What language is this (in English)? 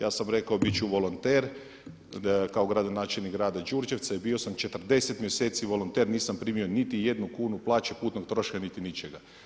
Croatian